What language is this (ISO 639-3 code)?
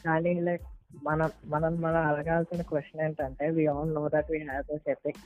tel